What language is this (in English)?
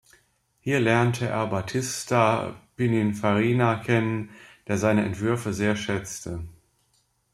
German